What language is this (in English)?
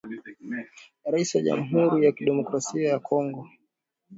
Swahili